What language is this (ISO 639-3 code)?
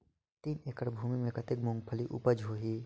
hne